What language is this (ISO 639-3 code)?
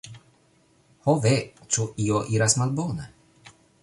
epo